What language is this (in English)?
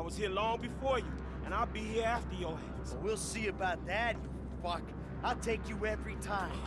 English